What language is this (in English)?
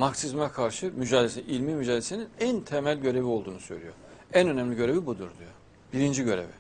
Turkish